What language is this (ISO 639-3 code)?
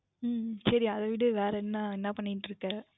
tam